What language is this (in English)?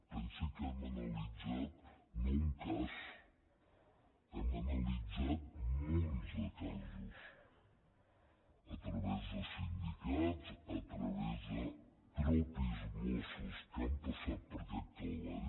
Catalan